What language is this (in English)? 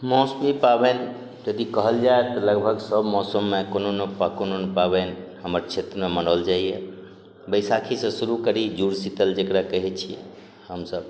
Maithili